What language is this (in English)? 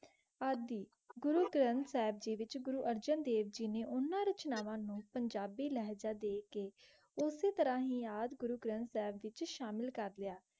Punjabi